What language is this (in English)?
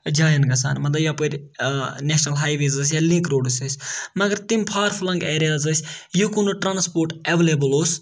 Kashmiri